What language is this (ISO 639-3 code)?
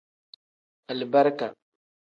kdh